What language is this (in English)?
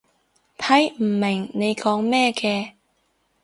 Cantonese